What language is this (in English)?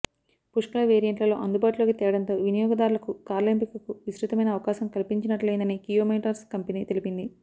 Telugu